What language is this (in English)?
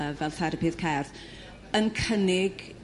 Welsh